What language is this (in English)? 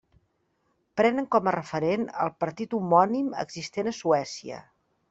Catalan